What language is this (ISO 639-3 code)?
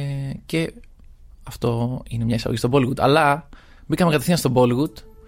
ell